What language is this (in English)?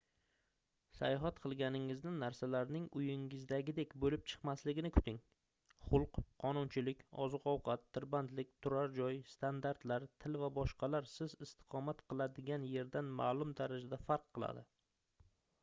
Uzbek